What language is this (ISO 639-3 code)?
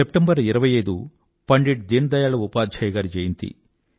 tel